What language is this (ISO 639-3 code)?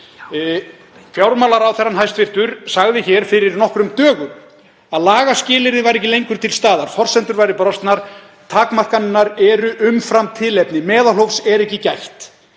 isl